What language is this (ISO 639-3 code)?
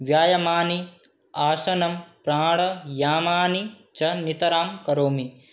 san